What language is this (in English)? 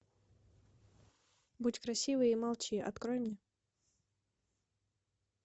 Russian